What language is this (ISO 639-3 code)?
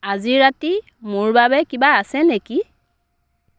asm